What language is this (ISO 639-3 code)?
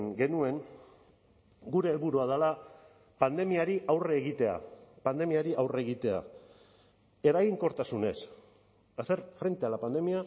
eus